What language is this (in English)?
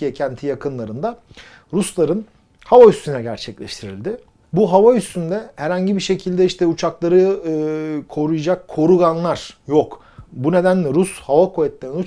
Turkish